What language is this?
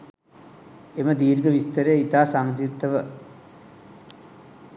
Sinhala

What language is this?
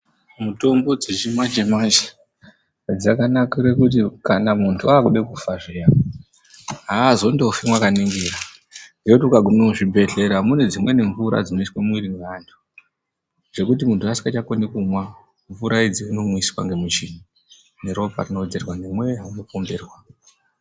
Ndau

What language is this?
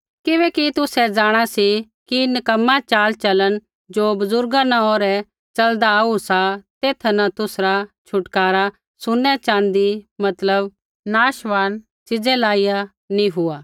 Kullu Pahari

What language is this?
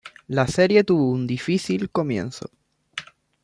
Spanish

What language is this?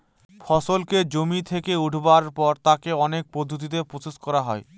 Bangla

